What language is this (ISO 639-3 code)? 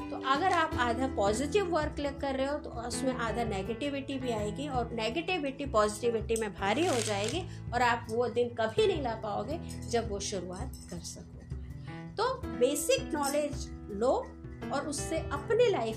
hin